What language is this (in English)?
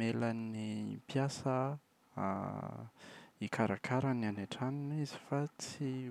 Malagasy